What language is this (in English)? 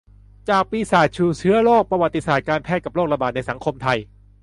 Thai